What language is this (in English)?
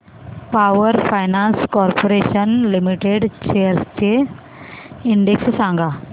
Marathi